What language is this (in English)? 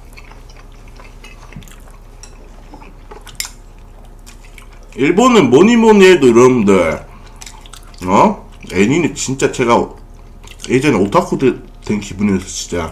Korean